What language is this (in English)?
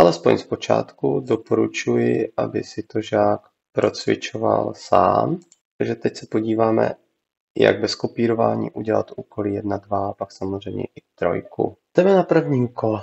Czech